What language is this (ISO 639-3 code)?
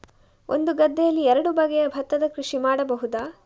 kan